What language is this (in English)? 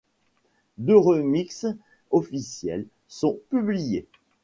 French